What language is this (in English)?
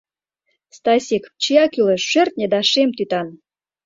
Mari